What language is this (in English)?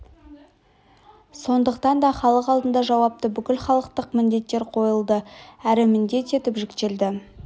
Kazakh